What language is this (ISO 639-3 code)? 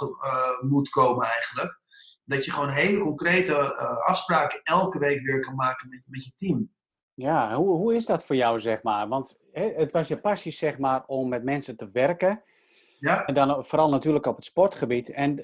nld